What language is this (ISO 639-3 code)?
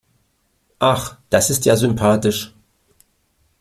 deu